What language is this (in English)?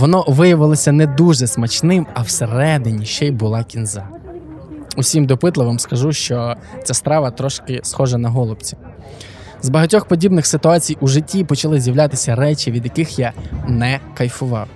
Ukrainian